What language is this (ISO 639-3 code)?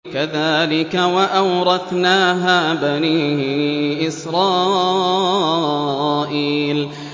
ara